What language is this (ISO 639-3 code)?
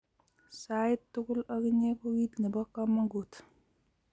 kln